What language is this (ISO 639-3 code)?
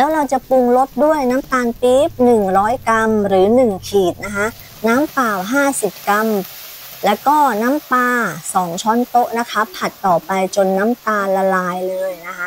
tha